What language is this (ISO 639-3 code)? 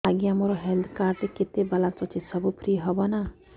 ori